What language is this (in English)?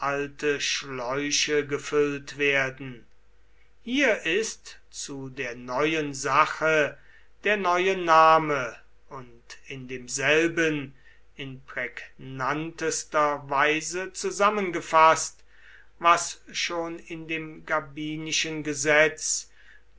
German